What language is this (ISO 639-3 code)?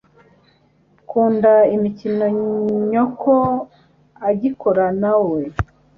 kin